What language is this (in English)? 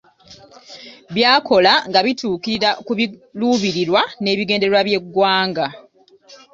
Ganda